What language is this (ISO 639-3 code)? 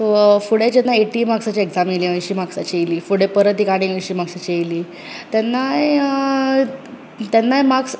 kok